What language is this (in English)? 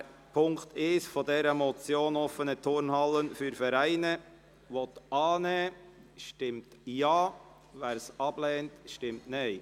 Swiss German